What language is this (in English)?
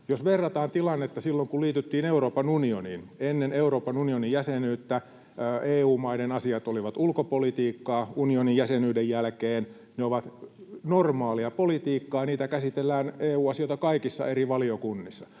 Finnish